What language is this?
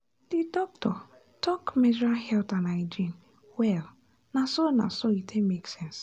Nigerian Pidgin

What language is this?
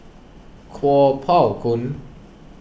English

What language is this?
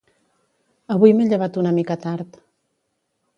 Catalan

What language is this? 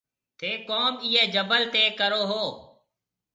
Marwari (Pakistan)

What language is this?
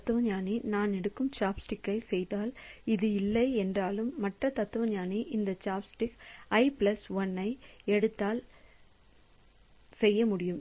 Tamil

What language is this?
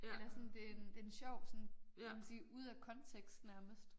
Danish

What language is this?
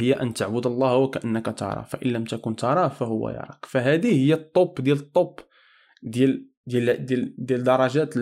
Arabic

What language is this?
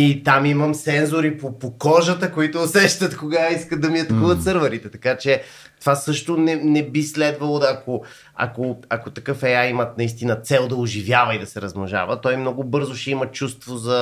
Bulgarian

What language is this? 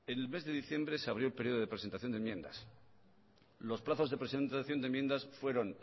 Spanish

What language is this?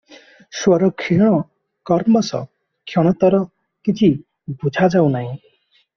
Odia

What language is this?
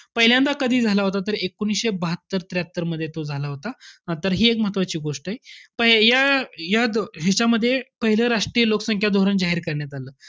Marathi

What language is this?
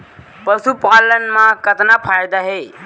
Chhattisgarhi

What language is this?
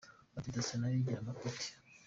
Kinyarwanda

